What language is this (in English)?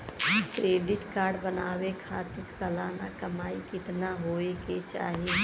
Bhojpuri